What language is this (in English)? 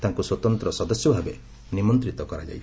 Odia